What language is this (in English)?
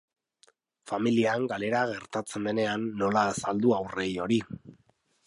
Basque